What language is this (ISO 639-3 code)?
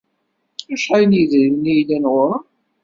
kab